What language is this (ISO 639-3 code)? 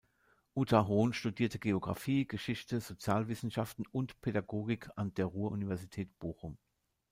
deu